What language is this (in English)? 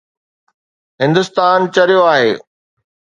Sindhi